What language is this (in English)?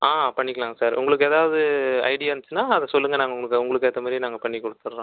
Tamil